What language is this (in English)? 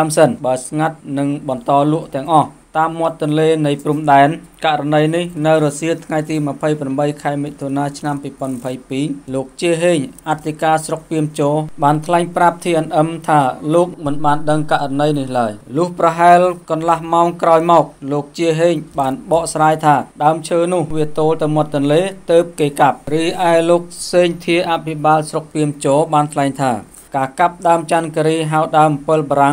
Thai